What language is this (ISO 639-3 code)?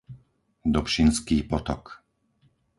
slk